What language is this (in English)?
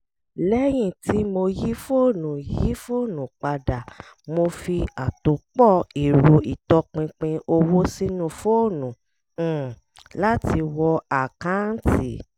Yoruba